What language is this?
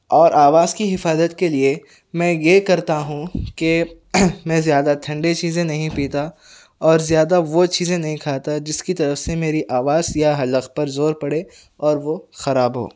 Urdu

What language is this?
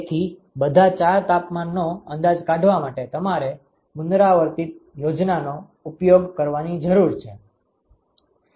Gujarati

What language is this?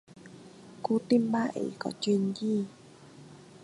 Vietnamese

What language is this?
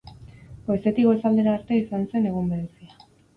Basque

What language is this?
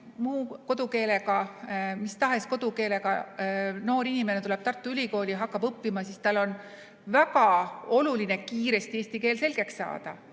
Estonian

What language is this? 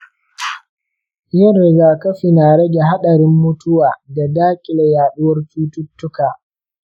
Hausa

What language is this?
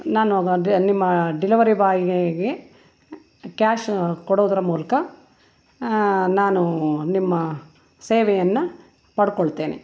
Kannada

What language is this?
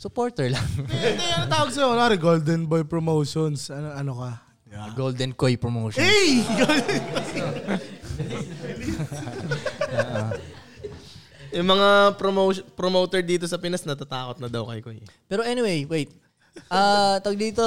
Filipino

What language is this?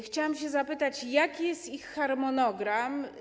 Polish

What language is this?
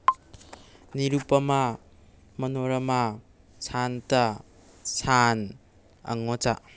Manipuri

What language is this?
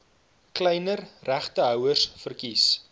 Afrikaans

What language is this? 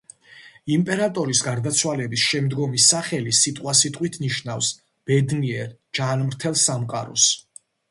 Georgian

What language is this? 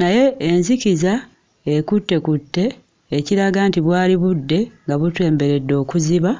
Ganda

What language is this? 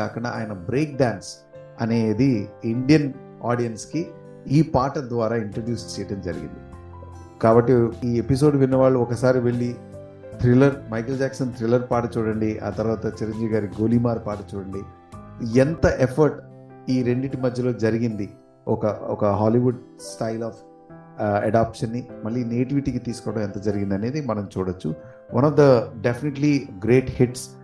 Telugu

